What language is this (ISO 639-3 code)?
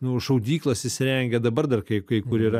lit